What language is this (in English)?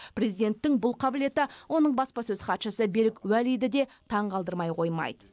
Kazakh